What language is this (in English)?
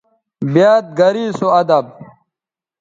Bateri